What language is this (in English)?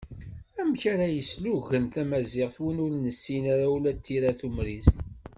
Kabyle